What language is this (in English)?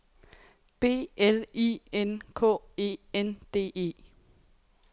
Danish